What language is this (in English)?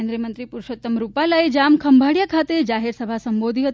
Gujarati